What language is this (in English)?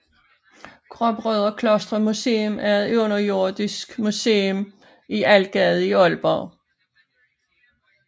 Danish